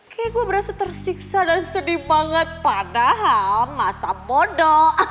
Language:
Indonesian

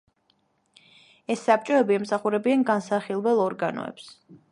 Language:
Georgian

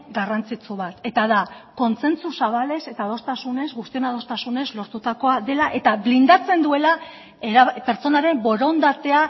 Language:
Basque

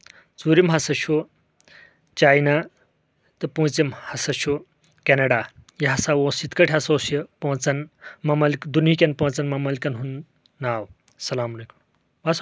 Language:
Kashmiri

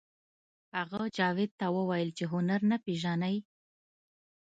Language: Pashto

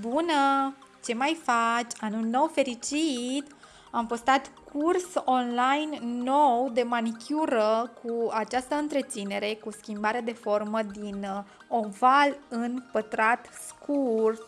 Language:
Romanian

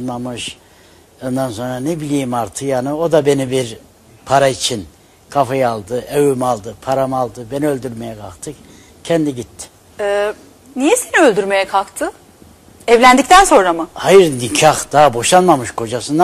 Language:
Turkish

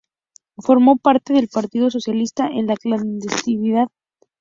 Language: Spanish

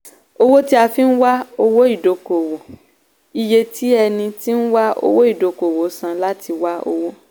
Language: Yoruba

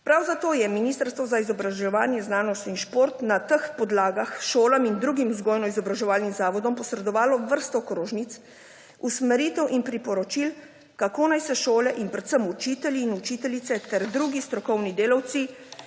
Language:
Slovenian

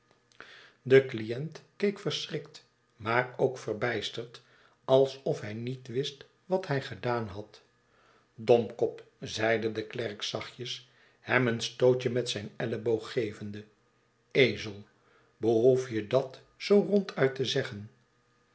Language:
Dutch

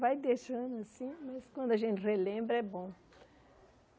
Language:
Portuguese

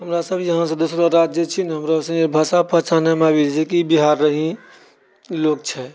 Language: Maithili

